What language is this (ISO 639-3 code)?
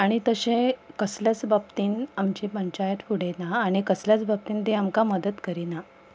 kok